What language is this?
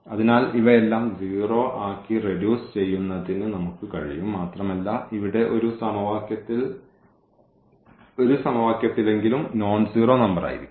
Malayalam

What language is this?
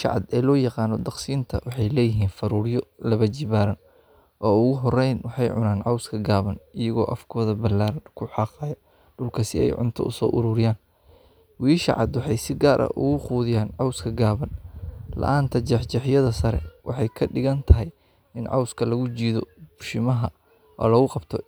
Somali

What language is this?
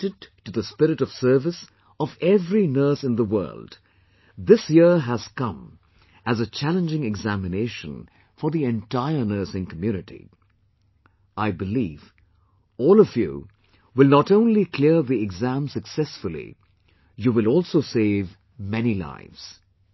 English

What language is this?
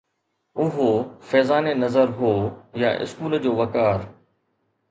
Sindhi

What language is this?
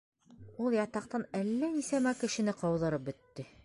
Bashkir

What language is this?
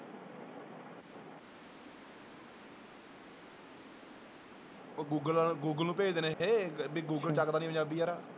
Punjabi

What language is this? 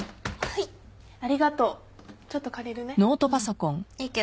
Japanese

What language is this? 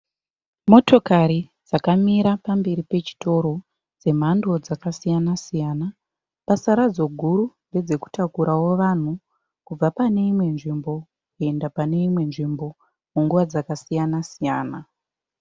Shona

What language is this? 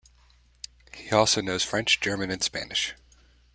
English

